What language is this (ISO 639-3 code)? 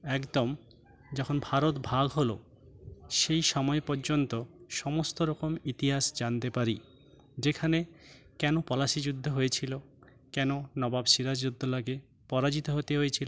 ben